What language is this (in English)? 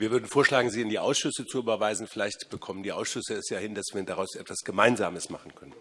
German